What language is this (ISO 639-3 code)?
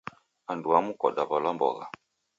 dav